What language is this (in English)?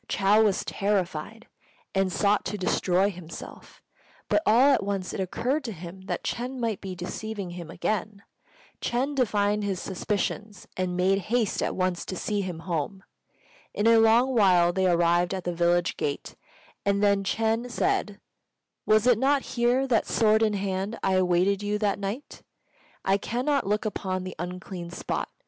English